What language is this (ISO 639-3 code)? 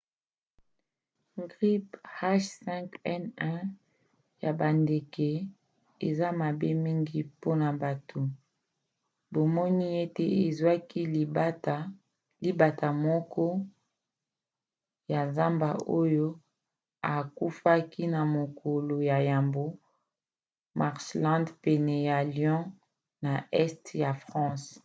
lin